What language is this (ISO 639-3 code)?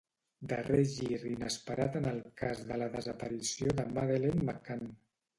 cat